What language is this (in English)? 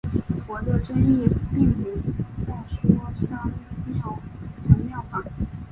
Chinese